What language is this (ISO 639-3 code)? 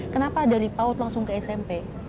ind